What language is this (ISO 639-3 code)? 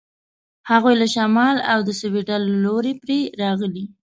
pus